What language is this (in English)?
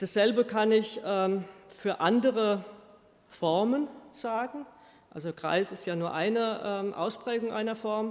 German